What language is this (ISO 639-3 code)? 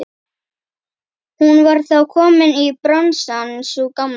isl